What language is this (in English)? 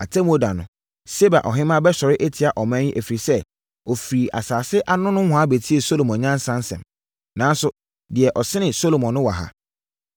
Akan